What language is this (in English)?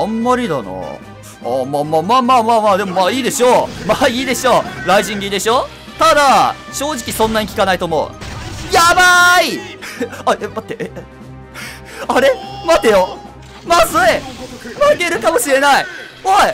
Japanese